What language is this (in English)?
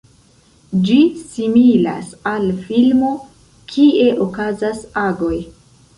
Esperanto